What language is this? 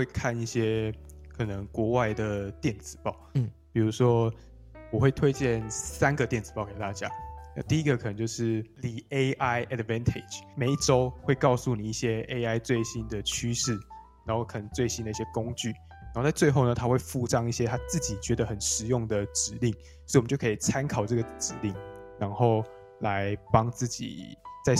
Chinese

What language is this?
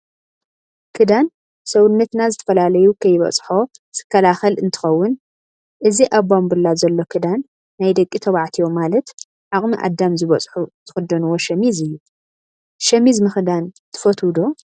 Tigrinya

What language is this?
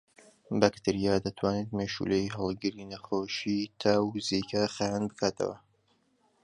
Central Kurdish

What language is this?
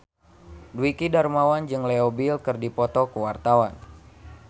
Sundanese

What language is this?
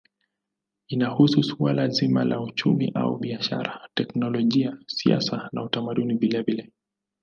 Swahili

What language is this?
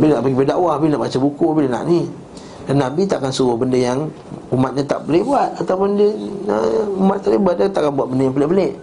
Malay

